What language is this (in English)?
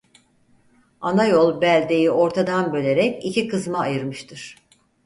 Turkish